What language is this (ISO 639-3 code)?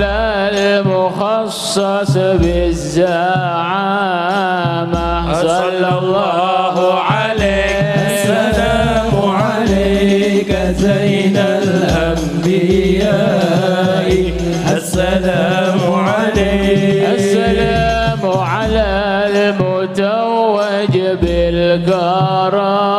ara